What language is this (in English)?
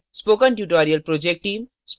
Hindi